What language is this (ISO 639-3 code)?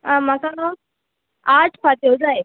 kok